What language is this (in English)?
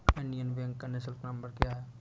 Hindi